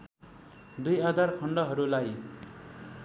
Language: Nepali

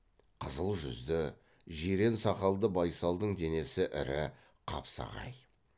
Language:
Kazakh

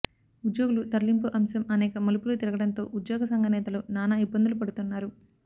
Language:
Telugu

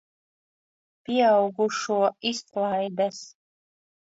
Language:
Latvian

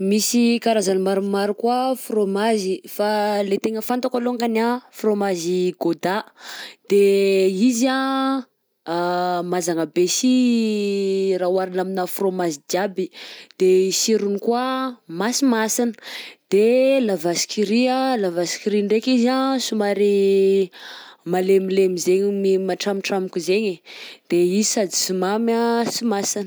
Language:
Southern Betsimisaraka Malagasy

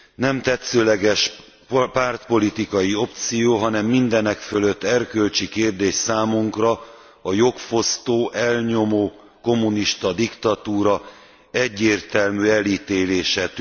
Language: Hungarian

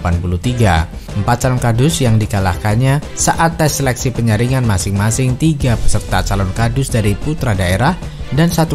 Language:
Indonesian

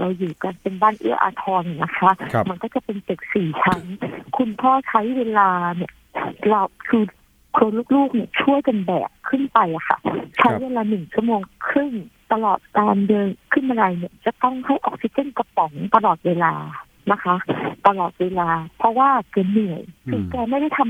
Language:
Thai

